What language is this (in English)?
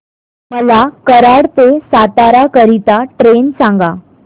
Marathi